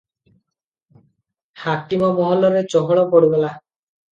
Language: Odia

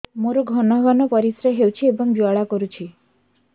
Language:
Odia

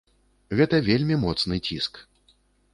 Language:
Belarusian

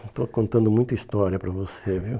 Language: Portuguese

